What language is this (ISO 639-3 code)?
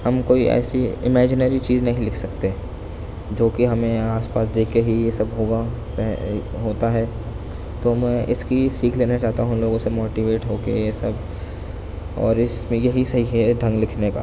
urd